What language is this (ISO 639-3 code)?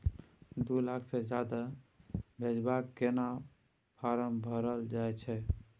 mai